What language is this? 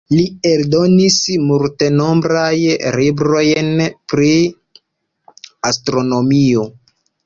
Esperanto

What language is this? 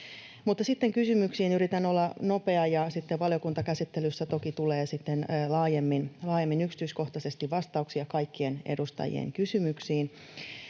Finnish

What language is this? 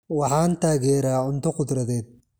Somali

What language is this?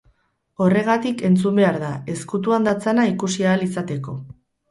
Basque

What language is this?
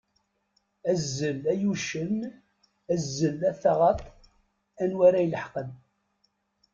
Kabyle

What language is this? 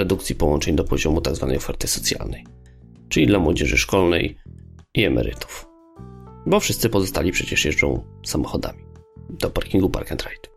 Polish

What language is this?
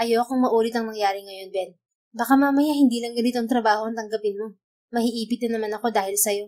Filipino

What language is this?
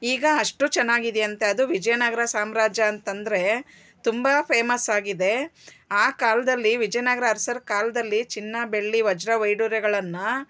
Kannada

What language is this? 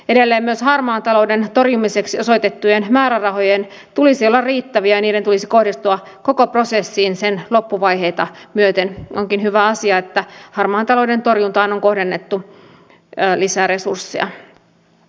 Finnish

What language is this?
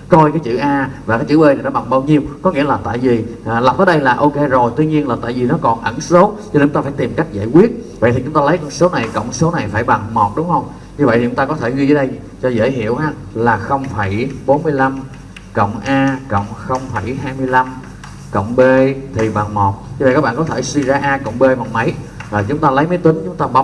Vietnamese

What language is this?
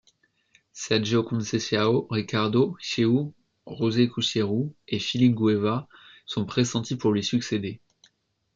French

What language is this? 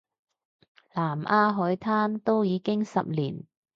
Cantonese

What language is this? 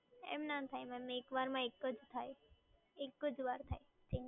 Gujarati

